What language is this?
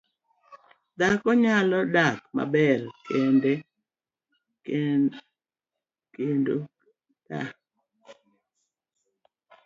Luo (Kenya and Tanzania)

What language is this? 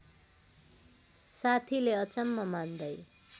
Nepali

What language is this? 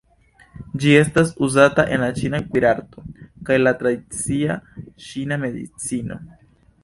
Esperanto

